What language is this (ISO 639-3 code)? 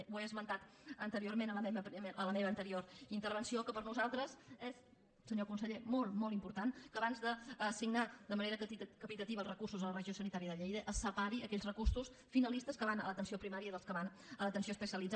cat